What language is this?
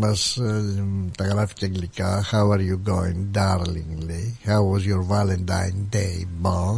Greek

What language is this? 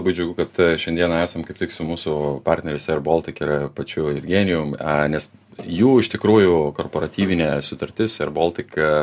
Lithuanian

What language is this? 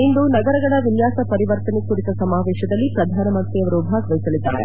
Kannada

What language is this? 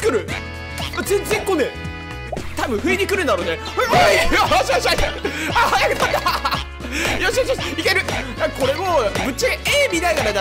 Japanese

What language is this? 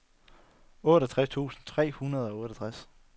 Danish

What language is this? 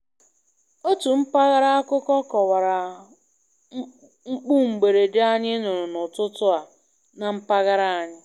Igbo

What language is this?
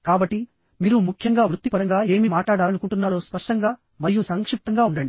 Telugu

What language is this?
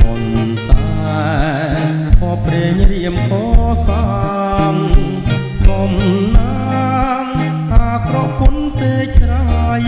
Thai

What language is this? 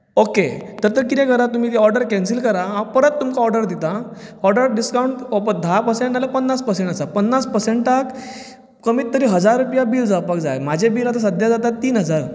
Konkani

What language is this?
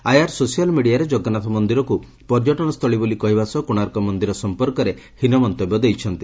Odia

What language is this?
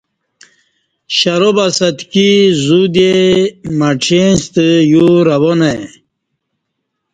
Kati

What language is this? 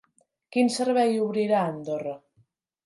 Catalan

